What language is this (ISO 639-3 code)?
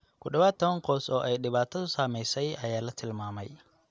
som